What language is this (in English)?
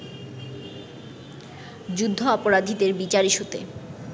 Bangla